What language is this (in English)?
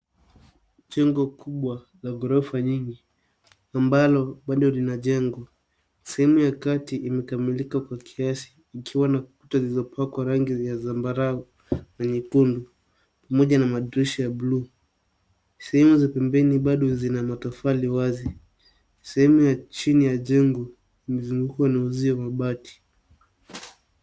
Swahili